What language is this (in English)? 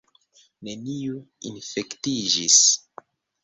Esperanto